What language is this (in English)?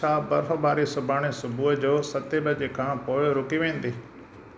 Sindhi